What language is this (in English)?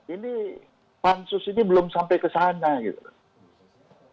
Indonesian